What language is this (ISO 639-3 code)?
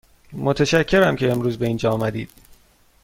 fas